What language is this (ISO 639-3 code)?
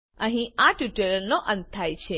guj